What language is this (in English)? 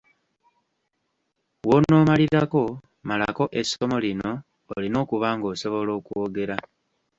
Ganda